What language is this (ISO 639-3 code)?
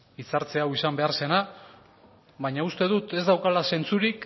eus